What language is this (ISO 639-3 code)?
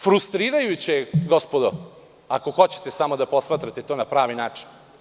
srp